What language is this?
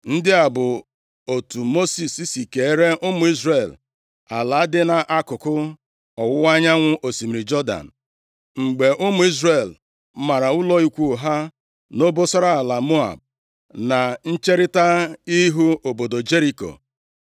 Igbo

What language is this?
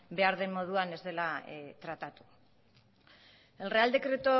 Basque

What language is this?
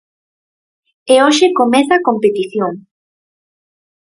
Galician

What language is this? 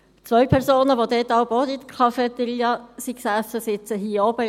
Swiss German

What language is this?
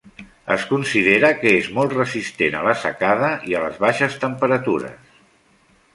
Catalan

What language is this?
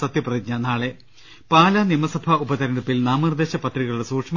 Malayalam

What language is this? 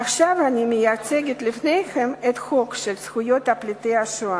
Hebrew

